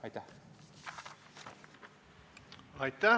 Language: Estonian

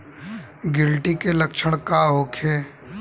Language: Bhojpuri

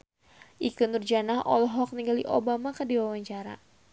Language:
Sundanese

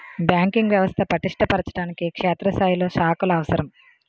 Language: Telugu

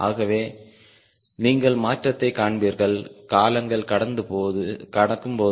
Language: Tamil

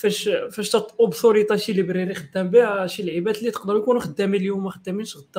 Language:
Arabic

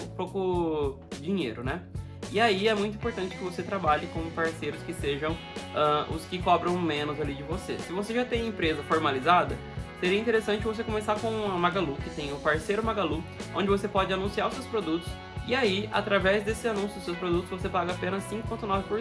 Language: Portuguese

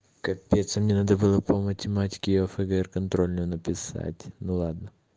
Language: Russian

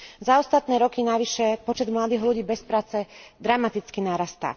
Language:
Slovak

